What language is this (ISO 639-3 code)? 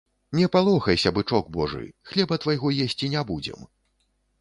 bel